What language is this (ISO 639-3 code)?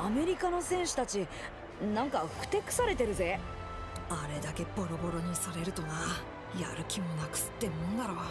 jpn